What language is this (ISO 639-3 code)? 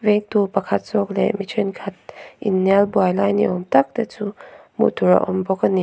lus